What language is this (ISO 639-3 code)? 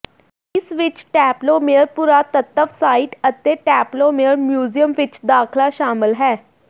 pan